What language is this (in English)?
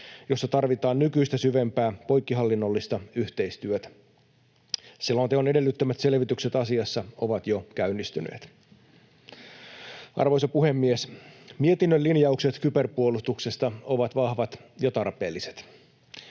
Finnish